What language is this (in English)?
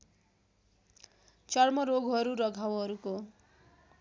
Nepali